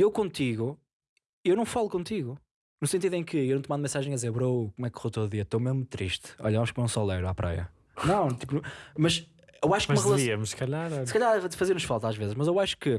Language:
Portuguese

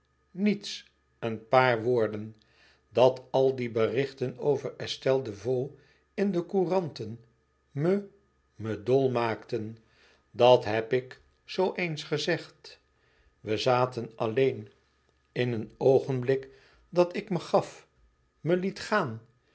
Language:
Dutch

